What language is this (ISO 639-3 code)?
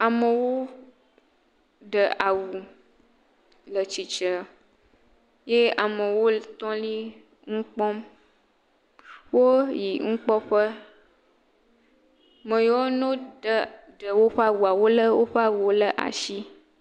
ewe